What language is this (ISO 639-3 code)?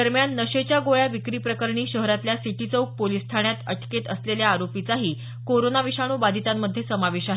mar